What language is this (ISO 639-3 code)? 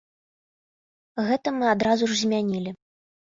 bel